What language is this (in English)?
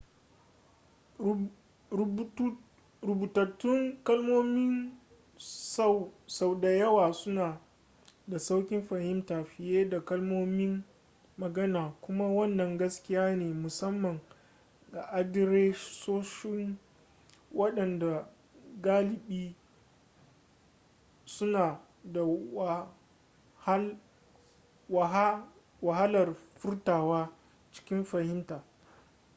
Hausa